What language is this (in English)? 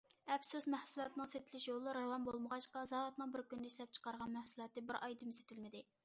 Uyghur